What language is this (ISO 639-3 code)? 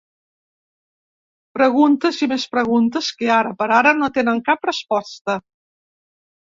cat